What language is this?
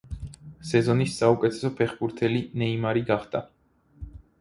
Georgian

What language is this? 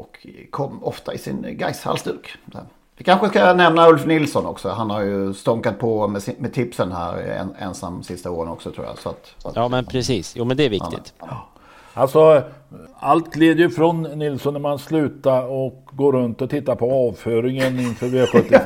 Swedish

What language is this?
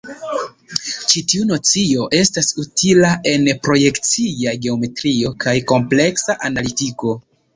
Esperanto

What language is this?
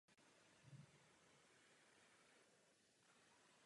Czech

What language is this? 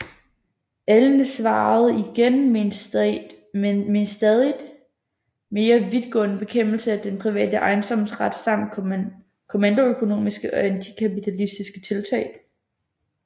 Danish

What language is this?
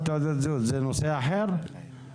Hebrew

